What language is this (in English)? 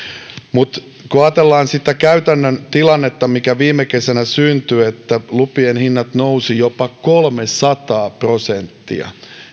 Finnish